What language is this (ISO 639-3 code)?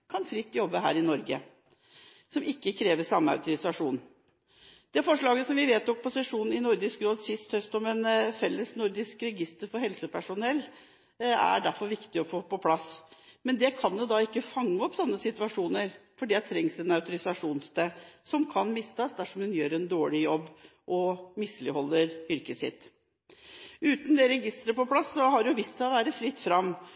nob